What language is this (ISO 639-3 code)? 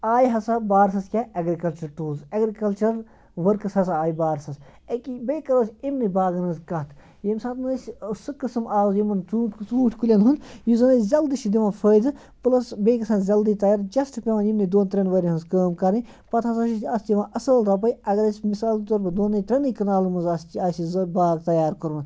kas